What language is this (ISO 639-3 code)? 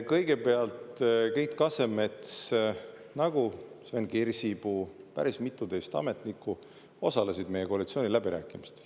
est